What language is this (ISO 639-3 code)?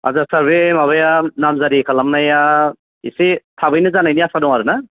brx